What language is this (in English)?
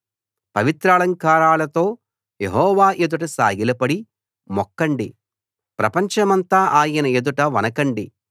Telugu